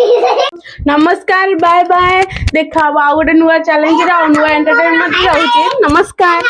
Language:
Odia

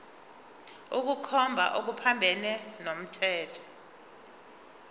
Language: Zulu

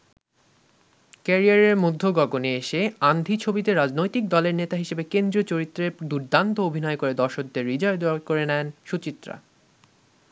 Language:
Bangla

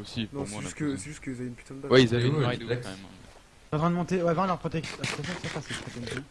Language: French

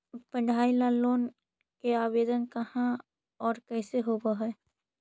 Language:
Magahi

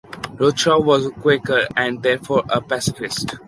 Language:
English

